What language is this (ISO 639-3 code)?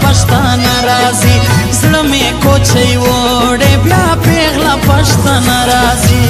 ron